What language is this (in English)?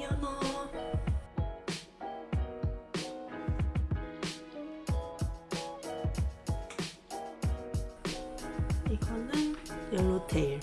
Korean